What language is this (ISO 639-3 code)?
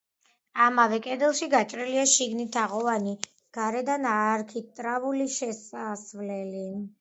kat